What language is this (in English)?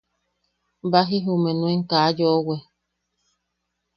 Yaqui